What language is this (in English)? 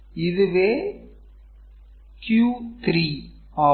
Tamil